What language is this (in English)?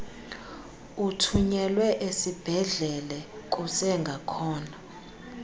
Xhosa